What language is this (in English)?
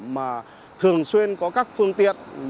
Vietnamese